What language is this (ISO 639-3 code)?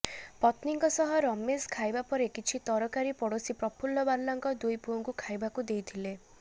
ori